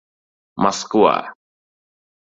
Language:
Uzbek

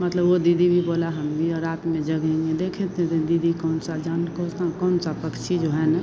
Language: Hindi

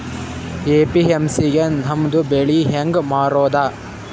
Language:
Kannada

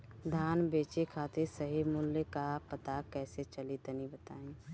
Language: Bhojpuri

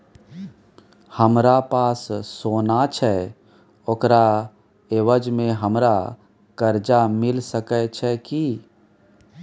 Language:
Maithili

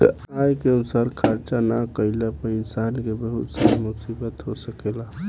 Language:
Bhojpuri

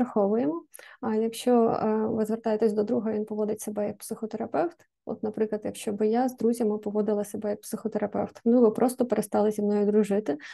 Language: Ukrainian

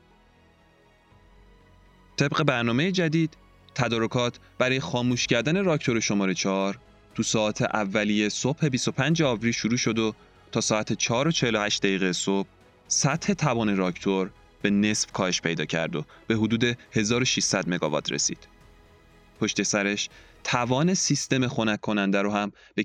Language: Persian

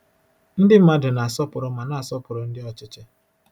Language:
Igbo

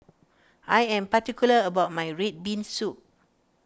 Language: English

